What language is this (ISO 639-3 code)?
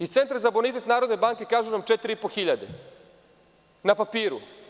srp